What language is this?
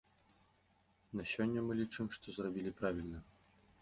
Belarusian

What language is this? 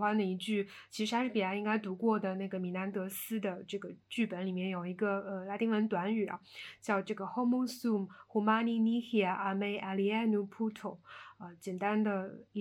Chinese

